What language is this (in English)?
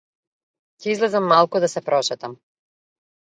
Macedonian